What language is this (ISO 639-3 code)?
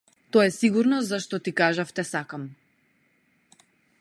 mkd